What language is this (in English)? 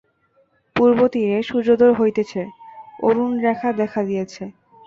Bangla